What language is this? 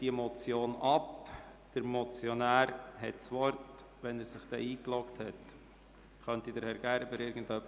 Swiss German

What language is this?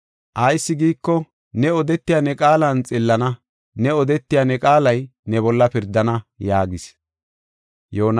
Gofa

